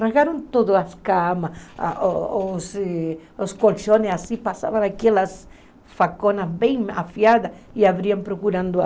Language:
Portuguese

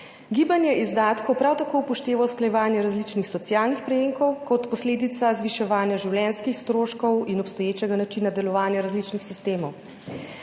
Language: Slovenian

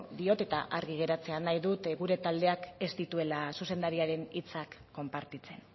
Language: Basque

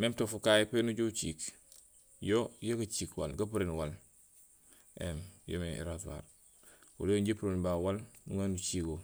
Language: Gusilay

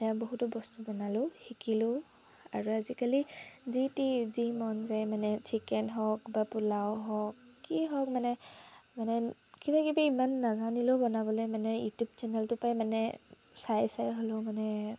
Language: Assamese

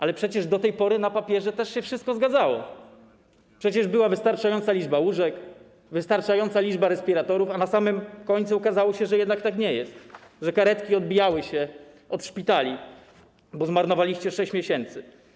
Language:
Polish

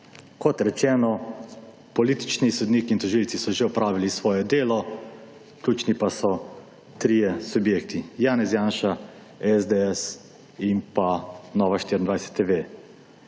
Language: Slovenian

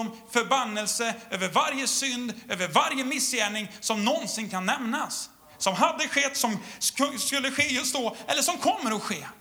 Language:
Swedish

